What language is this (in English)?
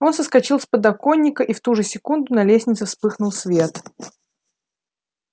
Russian